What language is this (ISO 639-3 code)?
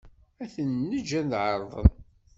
kab